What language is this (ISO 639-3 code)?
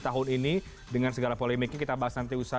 ind